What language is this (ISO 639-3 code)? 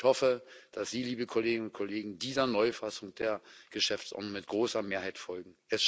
deu